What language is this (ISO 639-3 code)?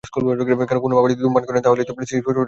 ben